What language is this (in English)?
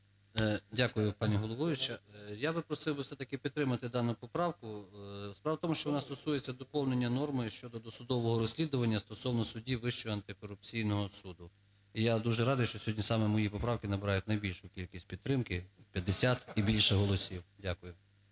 Ukrainian